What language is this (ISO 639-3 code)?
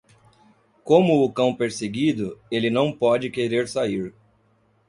por